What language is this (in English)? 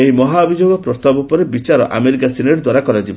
Odia